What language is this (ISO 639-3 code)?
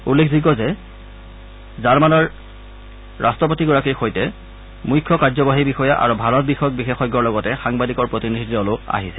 asm